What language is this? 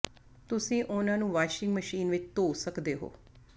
Punjabi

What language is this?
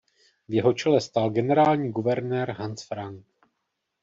Czech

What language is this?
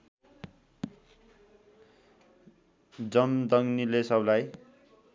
Nepali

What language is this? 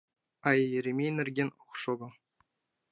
Mari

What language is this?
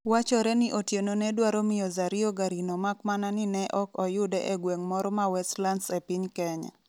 Luo (Kenya and Tanzania)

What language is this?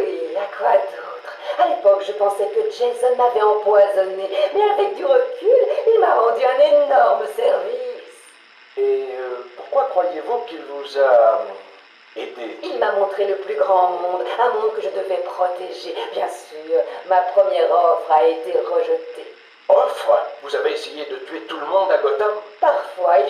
French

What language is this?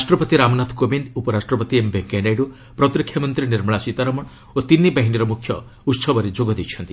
Odia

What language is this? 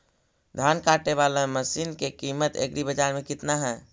Magahi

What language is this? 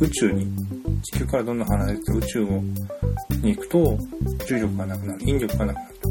Japanese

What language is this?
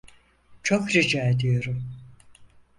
Turkish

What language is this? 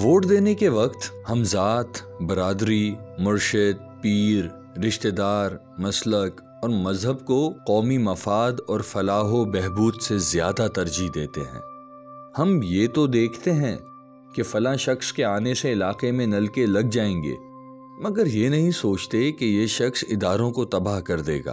Urdu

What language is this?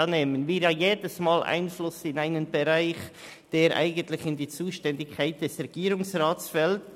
Swiss German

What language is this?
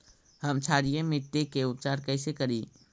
Magahi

